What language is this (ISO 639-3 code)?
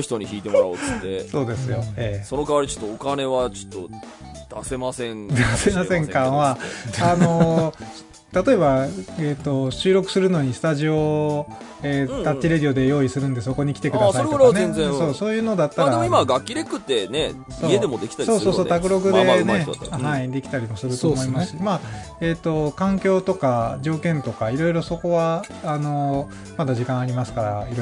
jpn